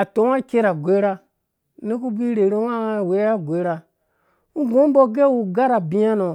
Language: Dũya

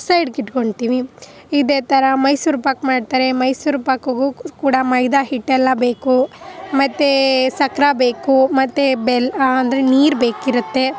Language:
Kannada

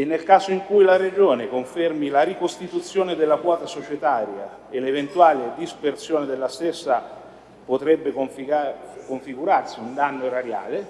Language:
Italian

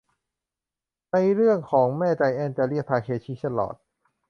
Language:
Thai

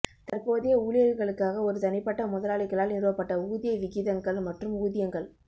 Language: Tamil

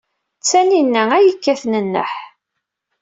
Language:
Kabyle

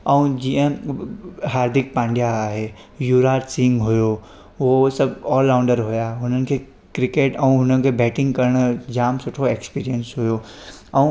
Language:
Sindhi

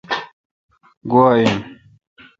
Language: Kalkoti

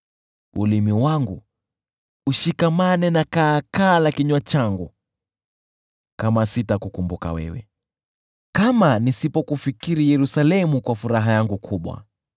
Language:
Swahili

